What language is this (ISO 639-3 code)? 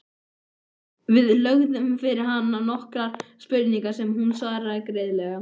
isl